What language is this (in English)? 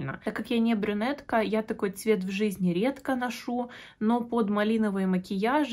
Russian